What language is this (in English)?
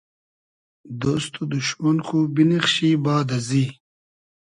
Hazaragi